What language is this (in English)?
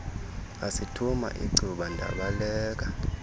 Xhosa